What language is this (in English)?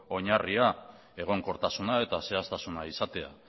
Basque